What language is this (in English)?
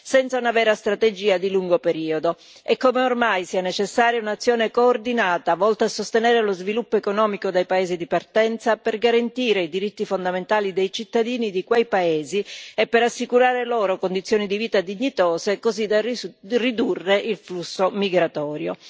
Italian